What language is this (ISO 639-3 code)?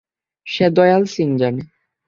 ben